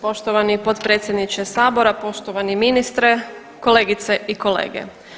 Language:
Croatian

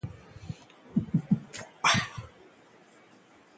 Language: Hindi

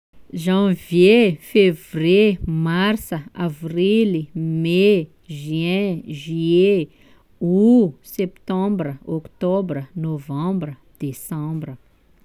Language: Sakalava Malagasy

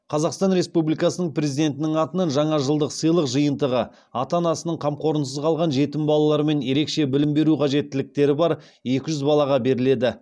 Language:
Kazakh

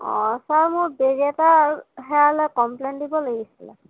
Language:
Assamese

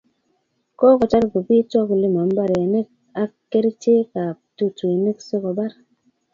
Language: Kalenjin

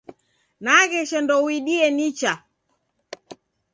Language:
Taita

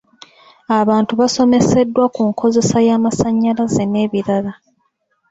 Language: Ganda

